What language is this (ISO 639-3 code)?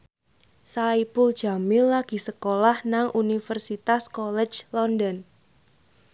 jav